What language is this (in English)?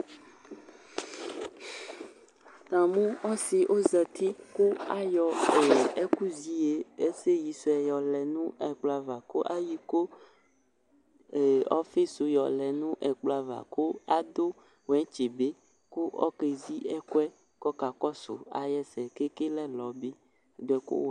Ikposo